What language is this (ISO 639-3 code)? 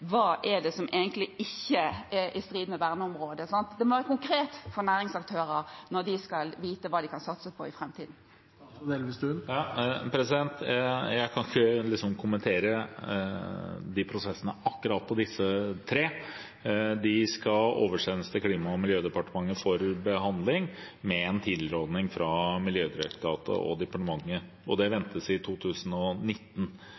nob